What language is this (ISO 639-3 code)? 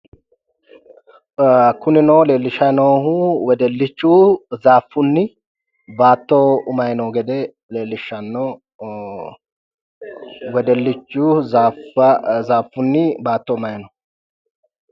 sid